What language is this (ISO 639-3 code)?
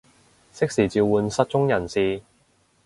yue